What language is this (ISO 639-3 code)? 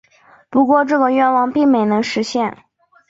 zho